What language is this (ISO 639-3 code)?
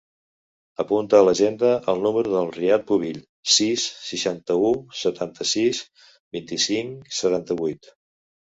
cat